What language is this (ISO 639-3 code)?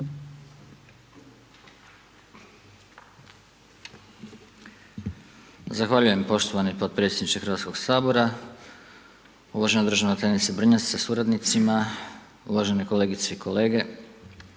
hrv